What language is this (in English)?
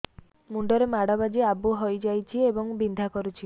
Odia